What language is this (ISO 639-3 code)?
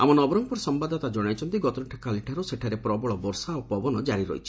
ori